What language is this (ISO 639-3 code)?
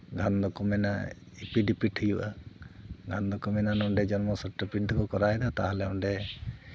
sat